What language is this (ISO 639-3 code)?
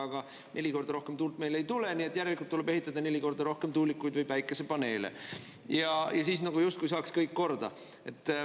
est